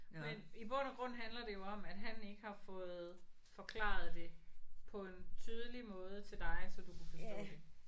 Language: Danish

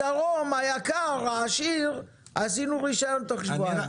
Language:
Hebrew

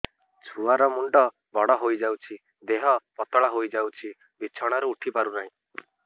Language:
Odia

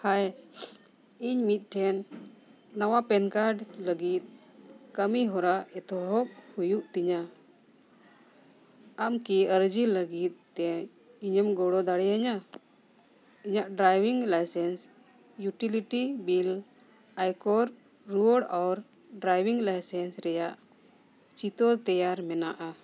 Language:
Santali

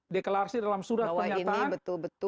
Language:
Indonesian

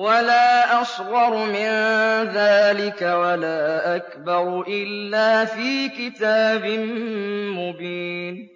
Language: Arabic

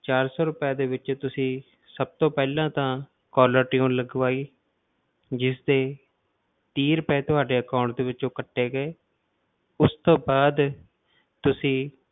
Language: Punjabi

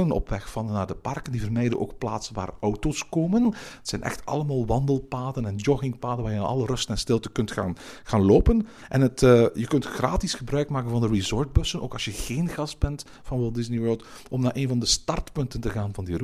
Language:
Dutch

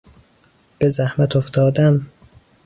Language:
Persian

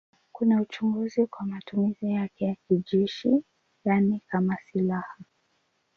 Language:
Swahili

